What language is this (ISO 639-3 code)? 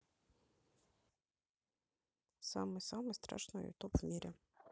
rus